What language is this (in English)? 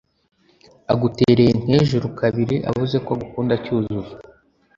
Kinyarwanda